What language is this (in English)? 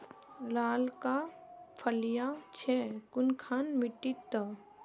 Magahi